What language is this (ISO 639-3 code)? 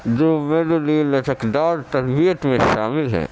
urd